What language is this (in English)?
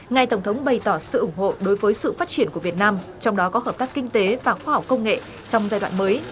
Vietnamese